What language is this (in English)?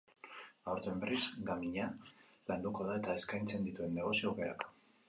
Basque